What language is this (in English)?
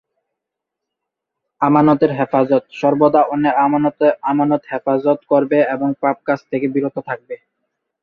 Bangla